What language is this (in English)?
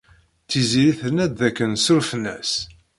Kabyle